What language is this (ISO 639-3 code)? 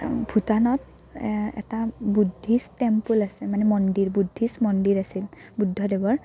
asm